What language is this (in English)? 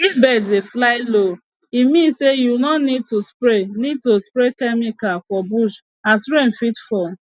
Nigerian Pidgin